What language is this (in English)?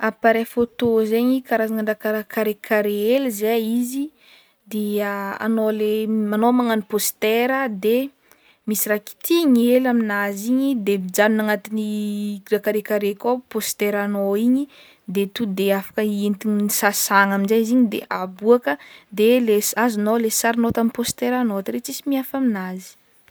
Northern Betsimisaraka Malagasy